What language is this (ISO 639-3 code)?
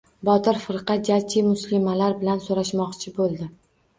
uzb